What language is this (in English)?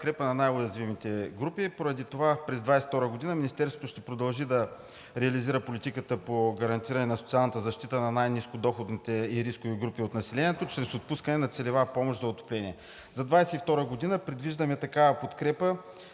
Bulgarian